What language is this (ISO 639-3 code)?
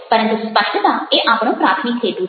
guj